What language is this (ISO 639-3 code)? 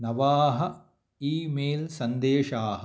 san